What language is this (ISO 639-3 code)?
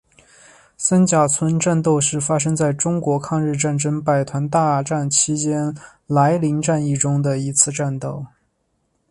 zho